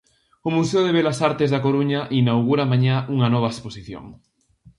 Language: Galician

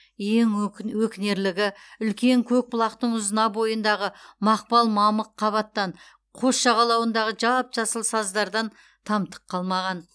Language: Kazakh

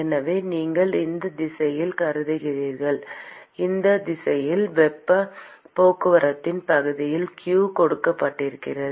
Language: Tamil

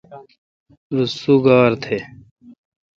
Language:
Kalkoti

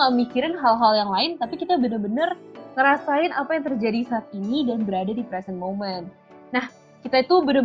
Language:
Indonesian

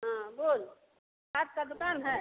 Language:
Hindi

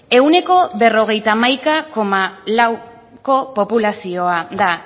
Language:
Basque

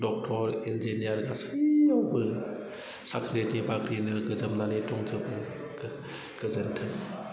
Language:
Bodo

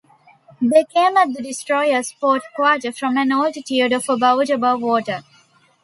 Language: English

